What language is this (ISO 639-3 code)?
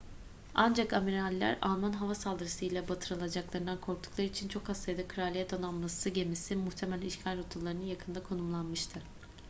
tur